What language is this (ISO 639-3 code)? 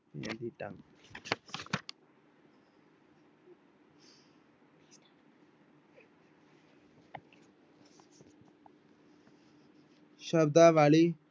pan